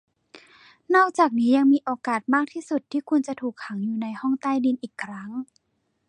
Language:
Thai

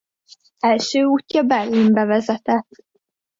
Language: Hungarian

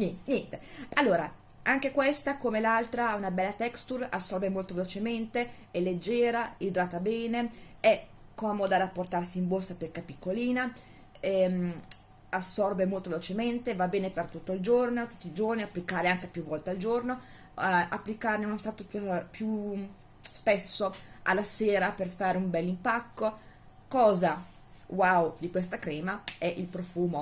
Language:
Italian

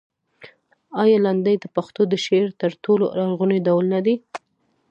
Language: Pashto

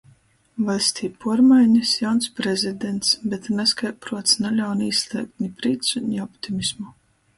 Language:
Latgalian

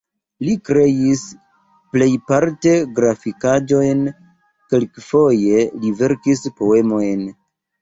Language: Esperanto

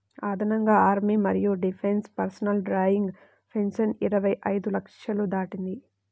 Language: Telugu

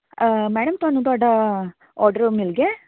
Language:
Punjabi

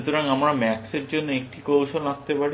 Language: Bangla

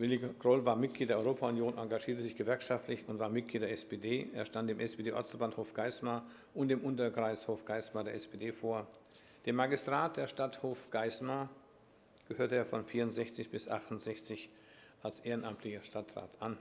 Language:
German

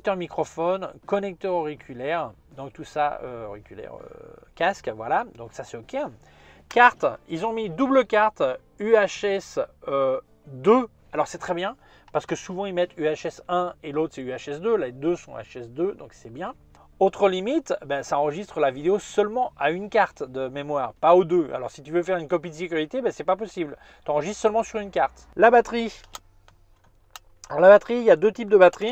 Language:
French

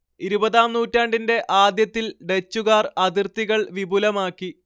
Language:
Malayalam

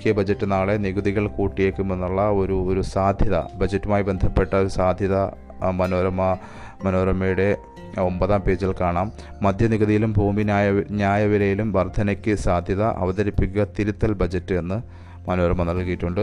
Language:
Malayalam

